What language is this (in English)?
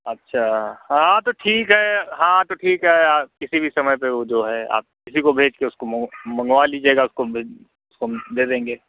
Hindi